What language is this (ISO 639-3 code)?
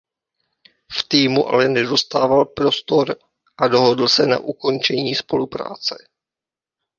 ces